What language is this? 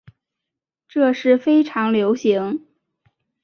Chinese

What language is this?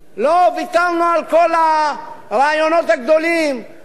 Hebrew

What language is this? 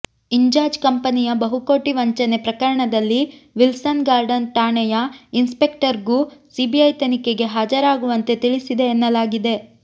Kannada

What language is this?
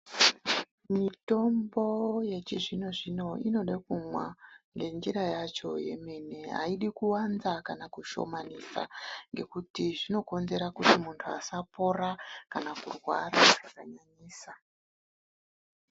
Ndau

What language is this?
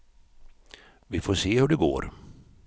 Swedish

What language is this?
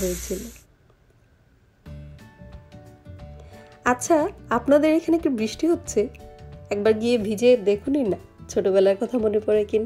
Hindi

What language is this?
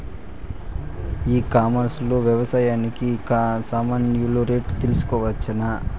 Telugu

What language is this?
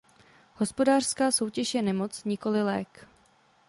Czech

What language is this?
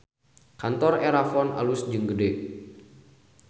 Sundanese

